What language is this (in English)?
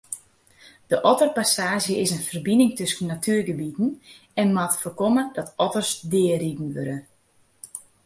Western Frisian